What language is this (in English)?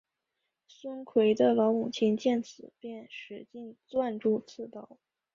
Chinese